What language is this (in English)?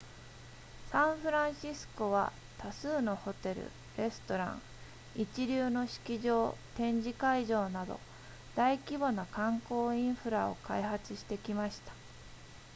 Japanese